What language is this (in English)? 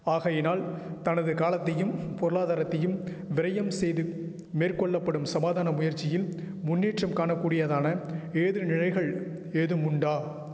Tamil